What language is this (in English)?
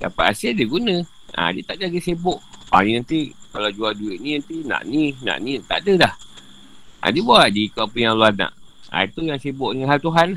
Malay